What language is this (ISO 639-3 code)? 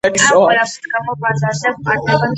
kat